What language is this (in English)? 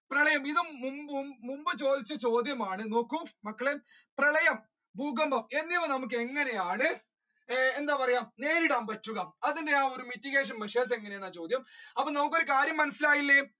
Malayalam